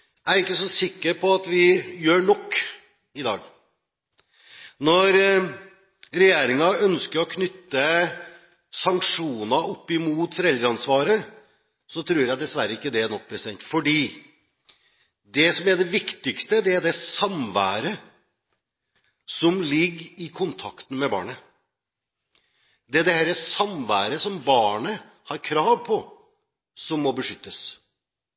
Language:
Norwegian Bokmål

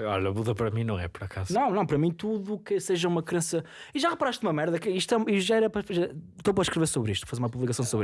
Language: Portuguese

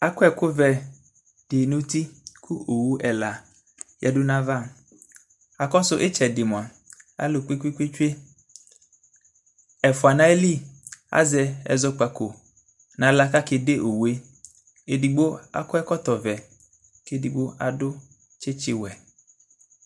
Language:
Ikposo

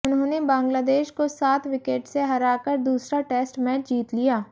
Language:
Hindi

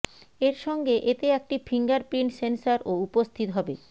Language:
Bangla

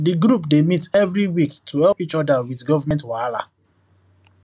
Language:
Nigerian Pidgin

